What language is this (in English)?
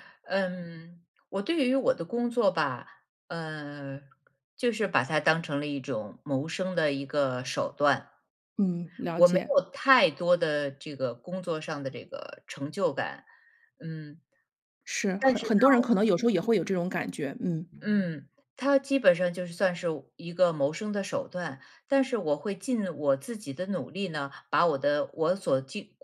Chinese